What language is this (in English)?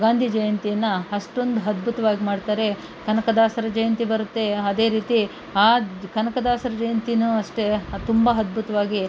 Kannada